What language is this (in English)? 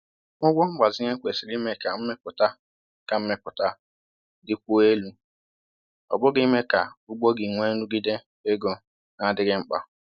Igbo